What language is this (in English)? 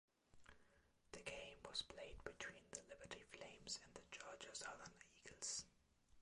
English